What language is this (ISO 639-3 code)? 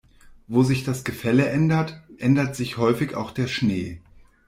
deu